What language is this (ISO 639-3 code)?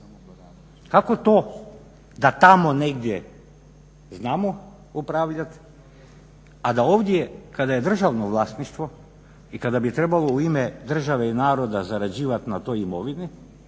hrv